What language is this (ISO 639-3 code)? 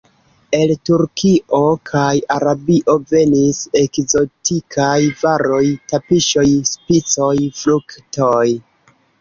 epo